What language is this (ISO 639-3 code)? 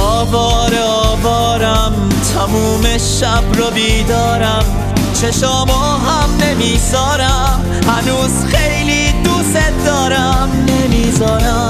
fas